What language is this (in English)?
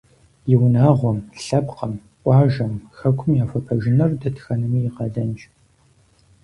Kabardian